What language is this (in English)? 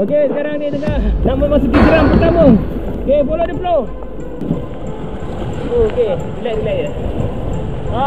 Malay